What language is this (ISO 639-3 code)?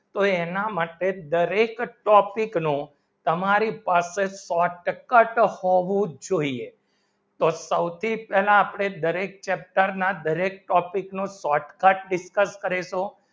guj